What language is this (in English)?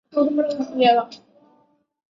Chinese